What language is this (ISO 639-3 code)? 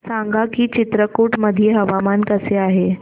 mar